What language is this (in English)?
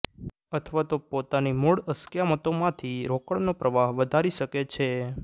Gujarati